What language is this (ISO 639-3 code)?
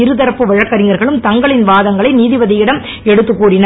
tam